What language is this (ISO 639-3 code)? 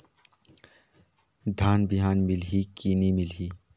hne